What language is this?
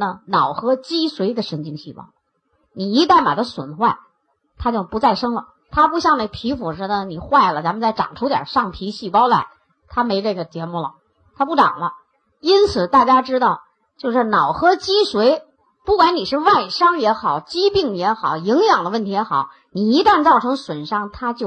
Chinese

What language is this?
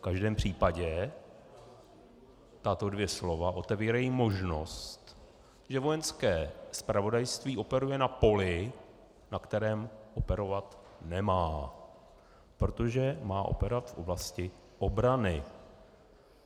Czech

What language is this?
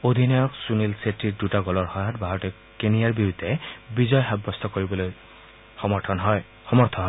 Assamese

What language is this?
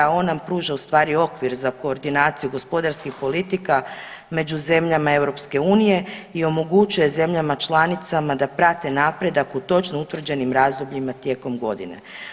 Croatian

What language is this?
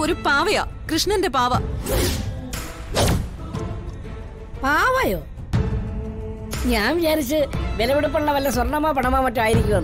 Malayalam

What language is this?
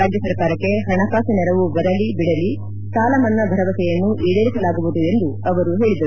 Kannada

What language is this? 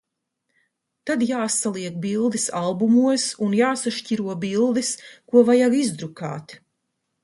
Latvian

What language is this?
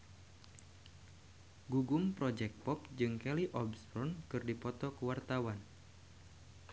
Sundanese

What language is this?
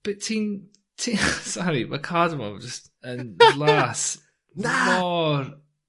Welsh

